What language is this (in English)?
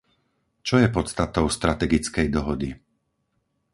Slovak